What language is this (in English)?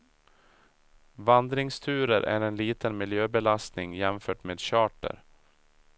Swedish